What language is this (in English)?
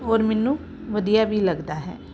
Punjabi